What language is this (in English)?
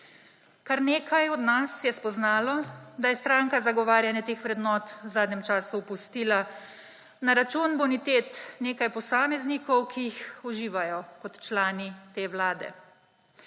Slovenian